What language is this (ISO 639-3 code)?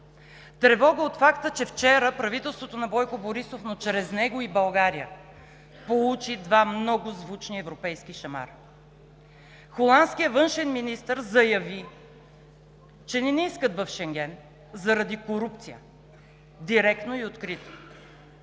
bul